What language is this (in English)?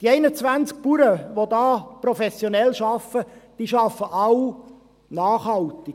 Swiss German